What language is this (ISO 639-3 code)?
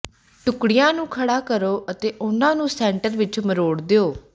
pan